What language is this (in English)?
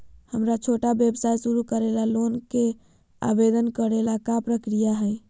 Magahi